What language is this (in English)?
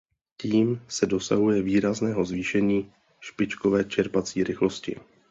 Czech